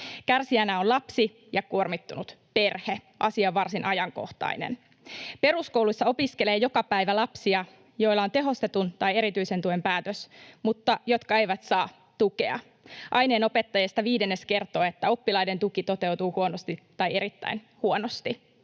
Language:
Finnish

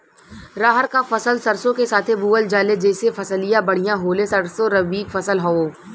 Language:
Bhojpuri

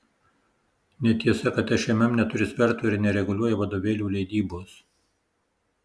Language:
Lithuanian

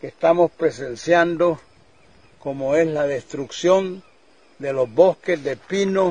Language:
Spanish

